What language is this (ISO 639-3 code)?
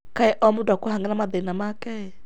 kik